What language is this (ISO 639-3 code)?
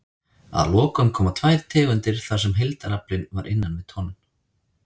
isl